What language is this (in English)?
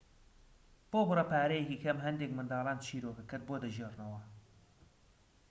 Central Kurdish